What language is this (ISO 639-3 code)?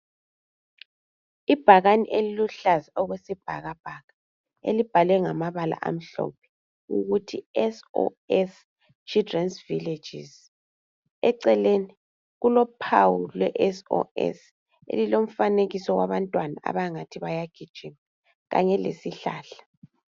nde